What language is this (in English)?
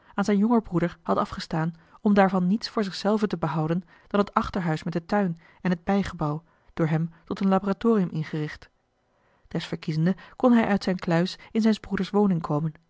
Dutch